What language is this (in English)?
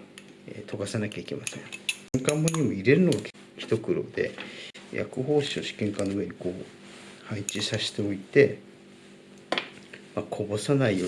Japanese